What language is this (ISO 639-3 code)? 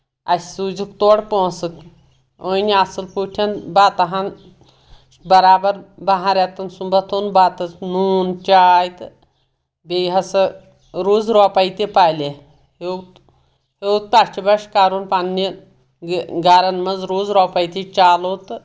kas